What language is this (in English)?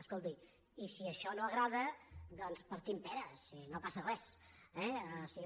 Catalan